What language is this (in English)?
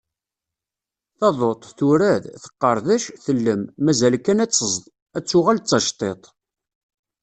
Kabyle